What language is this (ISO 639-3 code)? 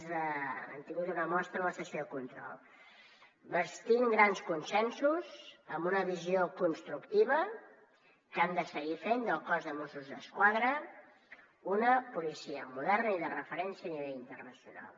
cat